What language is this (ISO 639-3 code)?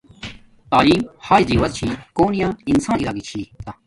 dmk